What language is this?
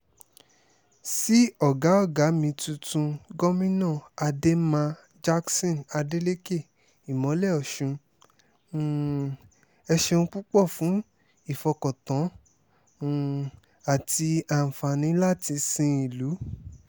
Yoruba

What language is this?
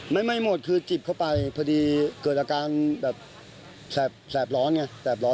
Thai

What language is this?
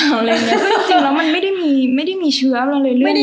Thai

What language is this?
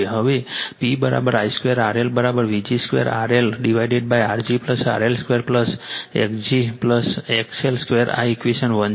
Gujarati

